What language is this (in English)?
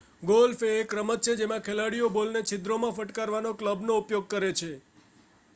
Gujarati